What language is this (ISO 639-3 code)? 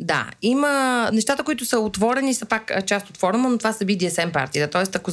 bul